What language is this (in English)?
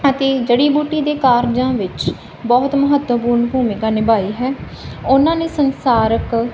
Punjabi